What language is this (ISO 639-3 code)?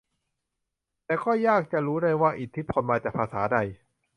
tha